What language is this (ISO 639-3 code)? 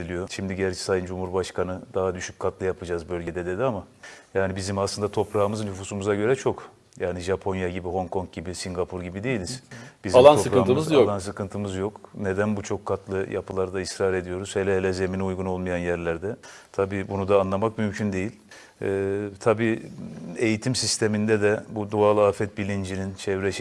tur